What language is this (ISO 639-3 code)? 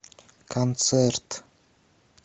rus